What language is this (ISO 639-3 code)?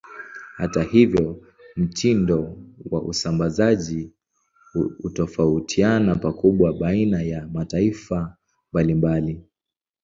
swa